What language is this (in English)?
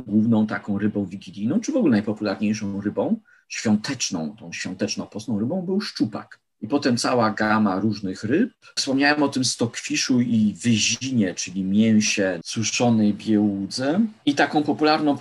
Polish